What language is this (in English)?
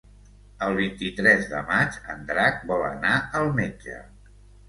Catalan